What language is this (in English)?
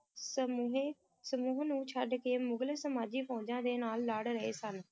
Punjabi